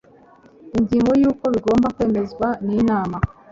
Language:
Kinyarwanda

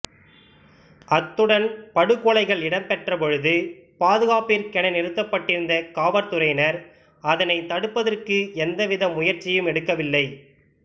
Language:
Tamil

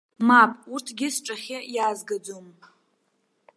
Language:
Abkhazian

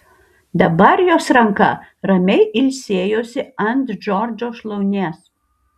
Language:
Lithuanian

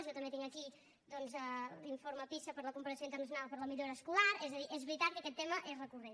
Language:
Catalan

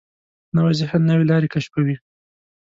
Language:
Pashto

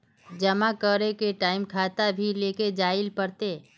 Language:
Magahi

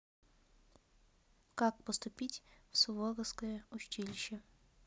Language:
Russian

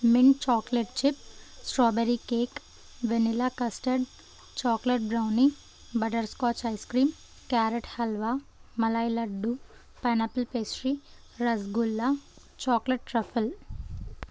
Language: Telugu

